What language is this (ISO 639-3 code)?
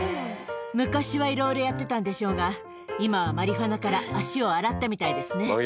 jpn